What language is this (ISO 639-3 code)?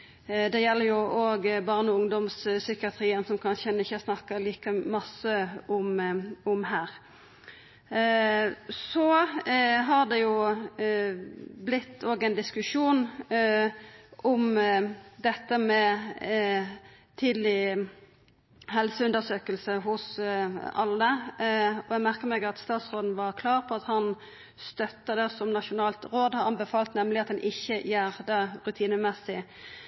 nno